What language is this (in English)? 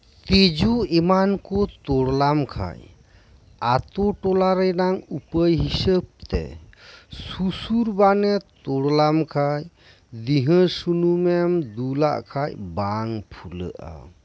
Santali